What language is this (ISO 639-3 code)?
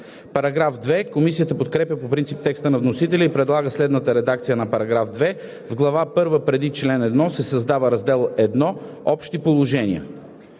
bul